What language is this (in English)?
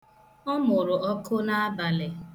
Igbo